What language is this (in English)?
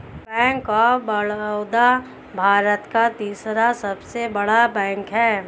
Hindi